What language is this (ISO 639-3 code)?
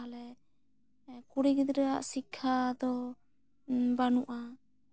sat